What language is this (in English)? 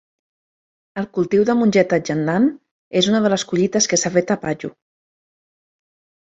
Catalan